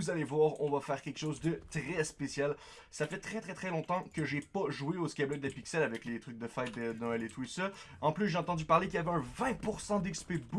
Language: French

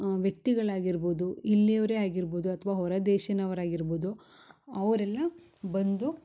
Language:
Kannada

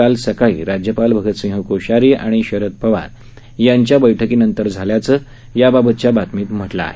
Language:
Marathi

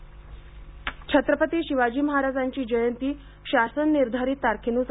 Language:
Marathi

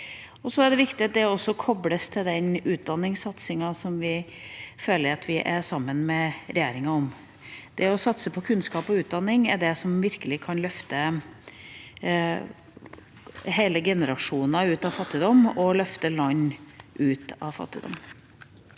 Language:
Norwegian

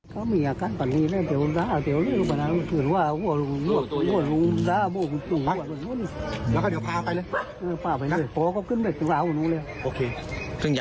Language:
Thai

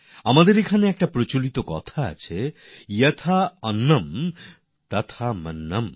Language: Bangla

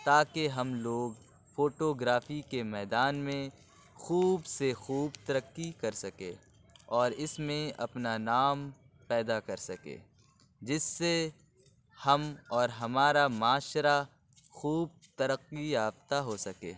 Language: Urdu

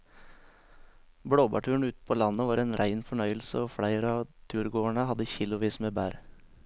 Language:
Norwegian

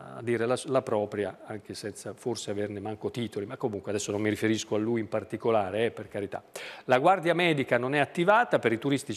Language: Italian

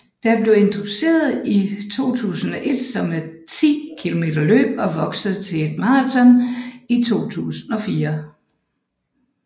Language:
Danish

